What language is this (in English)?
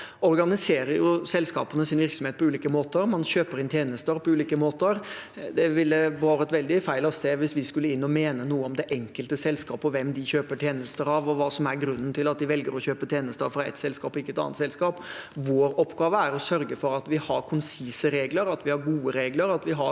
Norwegian